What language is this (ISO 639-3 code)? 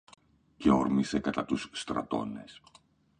ell